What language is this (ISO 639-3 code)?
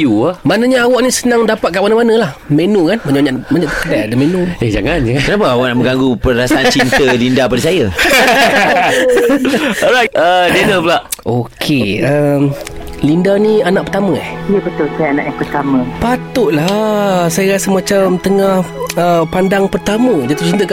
msa